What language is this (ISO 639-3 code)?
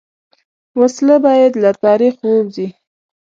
pus